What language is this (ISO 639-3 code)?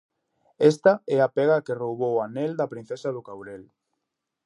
glg